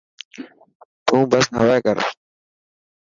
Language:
Dhatki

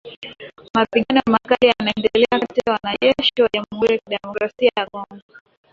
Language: Swahili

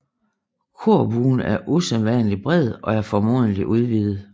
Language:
Danish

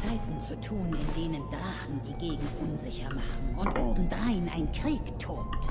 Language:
German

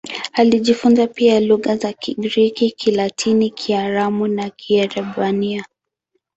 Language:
Swahili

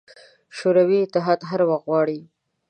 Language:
Pashto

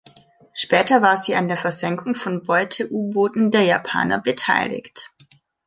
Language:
German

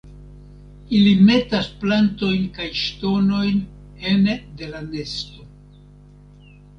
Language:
Esperanto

